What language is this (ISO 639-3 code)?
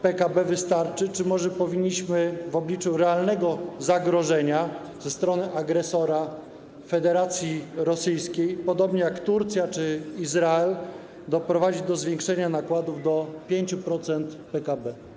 pol